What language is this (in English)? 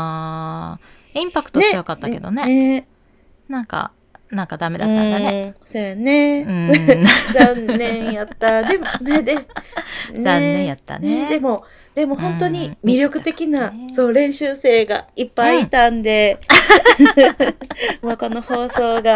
Japanese